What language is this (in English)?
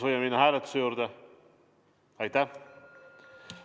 Estonian